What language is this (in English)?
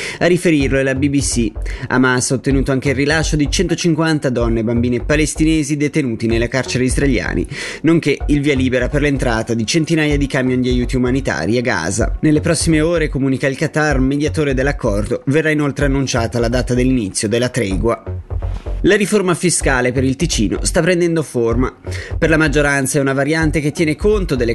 Italian